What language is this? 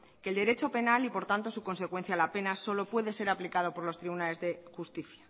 Spanish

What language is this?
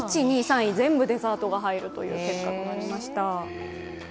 Japanese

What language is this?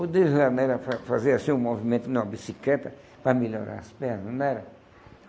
Portuguese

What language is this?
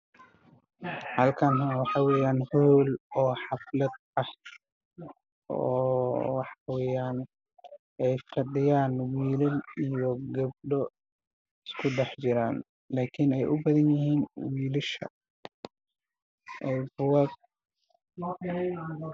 Somali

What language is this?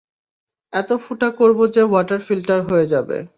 Bangla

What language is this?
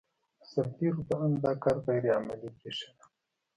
Pashto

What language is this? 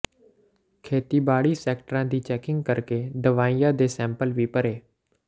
Punjabi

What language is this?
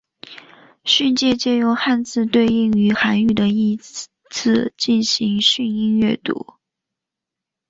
Chinese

